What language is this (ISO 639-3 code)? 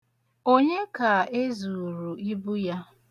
ibo